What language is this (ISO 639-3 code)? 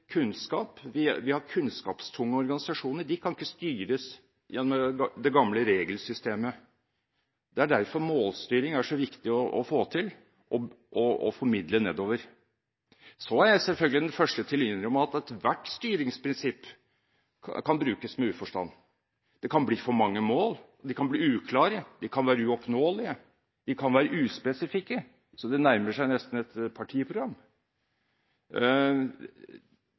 nob